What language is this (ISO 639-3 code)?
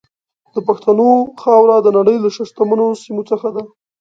pus